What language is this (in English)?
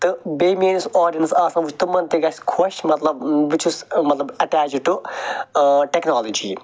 Kashmiri